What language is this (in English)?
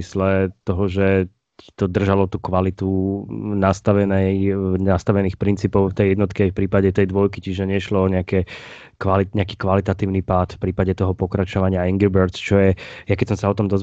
Slovak